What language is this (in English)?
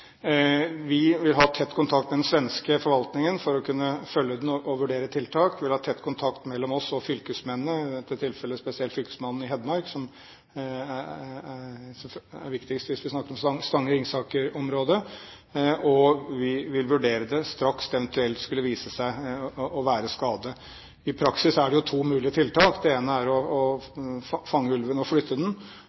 Norwegian Bokmål